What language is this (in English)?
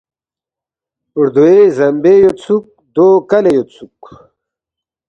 Balti